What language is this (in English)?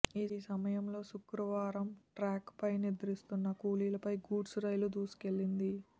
Telugu